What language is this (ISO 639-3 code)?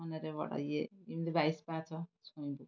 ori